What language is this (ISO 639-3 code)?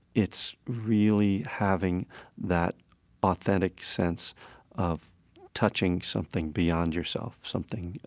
eng